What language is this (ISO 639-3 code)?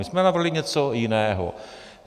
ces